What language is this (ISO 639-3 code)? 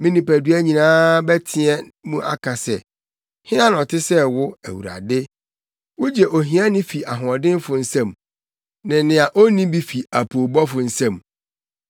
aka